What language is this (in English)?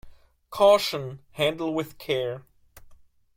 English